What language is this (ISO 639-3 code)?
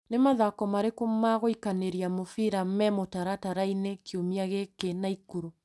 kik